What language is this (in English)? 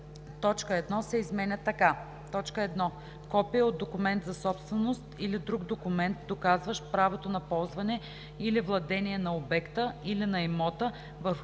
Bulgarian